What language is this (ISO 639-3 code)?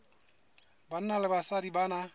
sot